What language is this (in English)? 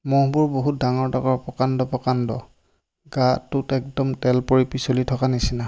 Assamese